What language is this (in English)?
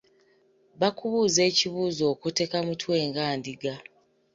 Ganda